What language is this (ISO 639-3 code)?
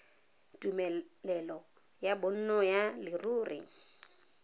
tsn